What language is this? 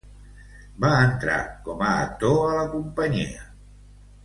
Catalan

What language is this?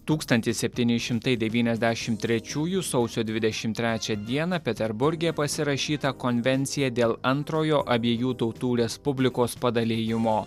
Lithuanian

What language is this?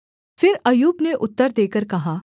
Hindi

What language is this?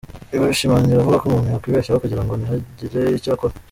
Kinyarwanda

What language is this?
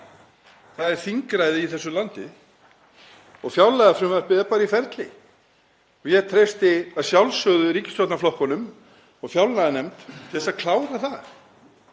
Icelandic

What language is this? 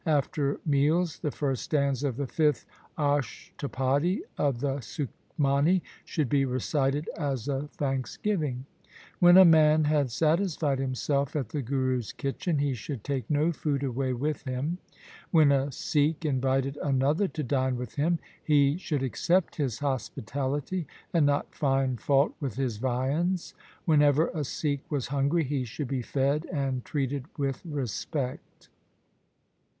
English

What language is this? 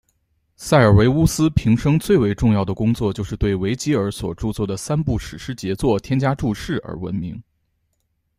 Chinese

